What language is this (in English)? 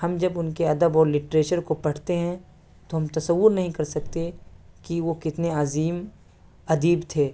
Urdu